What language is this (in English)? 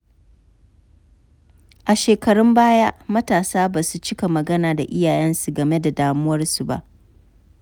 Hausa